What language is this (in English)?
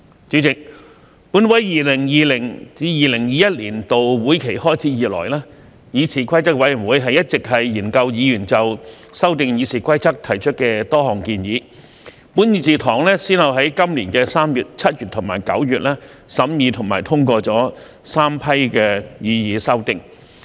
Cantonese